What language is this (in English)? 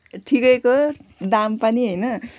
Nepali